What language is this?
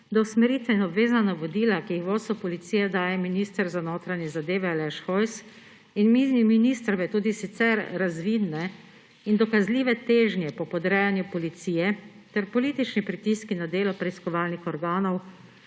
Slovenian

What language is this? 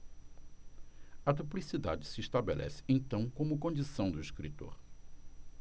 Portuguese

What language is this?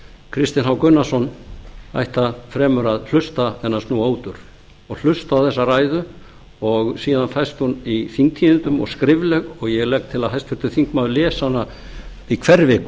Icelandic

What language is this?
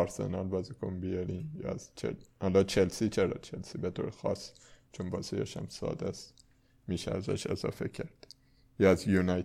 Persian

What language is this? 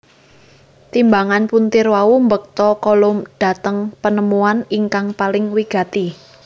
Javanese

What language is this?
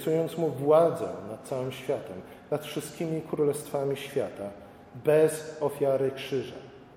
Polish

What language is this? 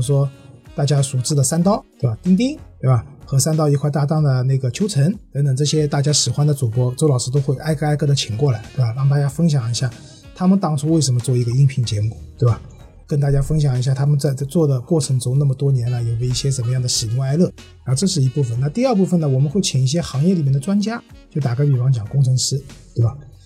Chinese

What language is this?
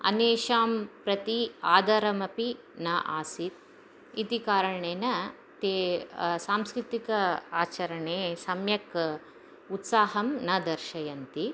Sanskrit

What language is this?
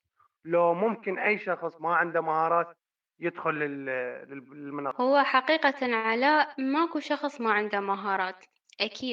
Arabic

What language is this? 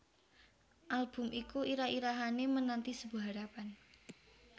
Javanese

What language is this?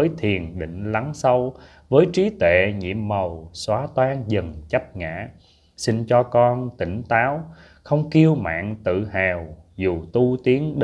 Vietnamese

